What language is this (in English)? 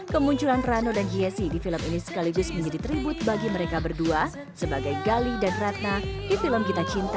Indonesian